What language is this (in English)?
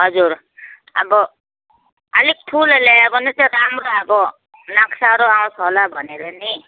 Nepali